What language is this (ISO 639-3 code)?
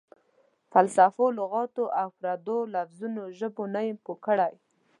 pus